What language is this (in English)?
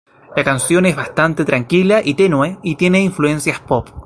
Spanish